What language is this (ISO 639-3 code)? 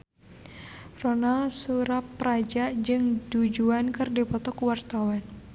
sun